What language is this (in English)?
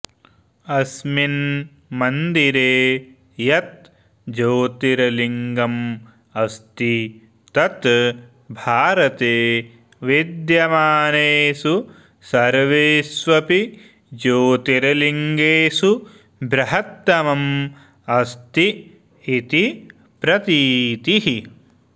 Sanskrit